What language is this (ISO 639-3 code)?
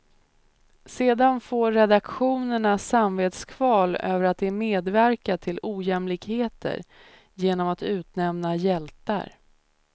swe